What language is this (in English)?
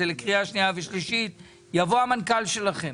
Hebrew